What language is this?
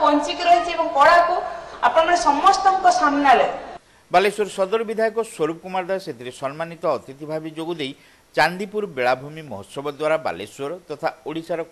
Hindi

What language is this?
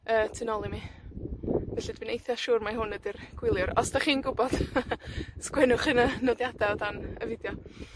Welsh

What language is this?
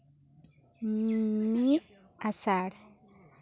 Santali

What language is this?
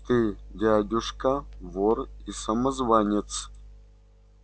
Russian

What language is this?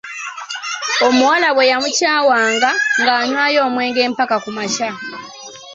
Ganda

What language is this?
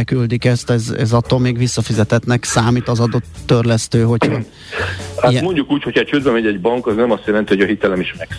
Hungarian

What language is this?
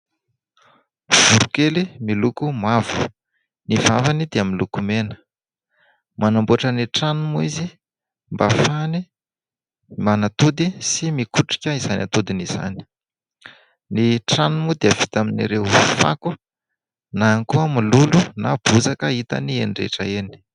Malagasy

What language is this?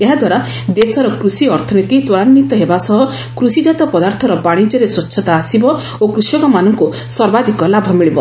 Odia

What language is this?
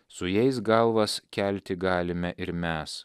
Lithuanian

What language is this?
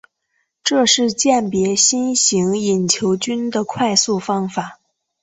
Chinese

